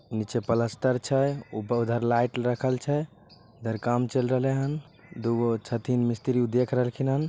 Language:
Magahi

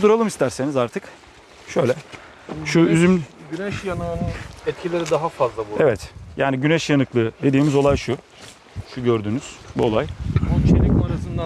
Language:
Turkish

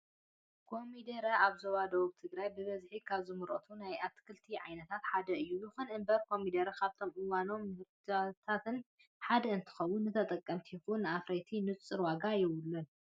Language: Tigrinya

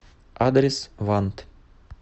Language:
Russian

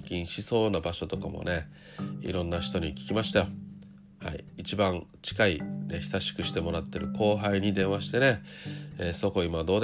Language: Japanese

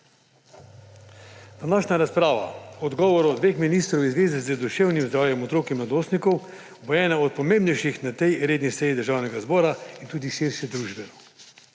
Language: Slovenian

